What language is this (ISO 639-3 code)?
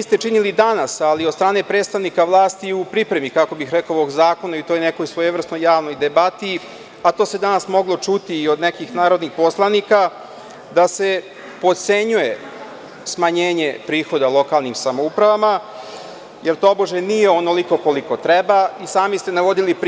srp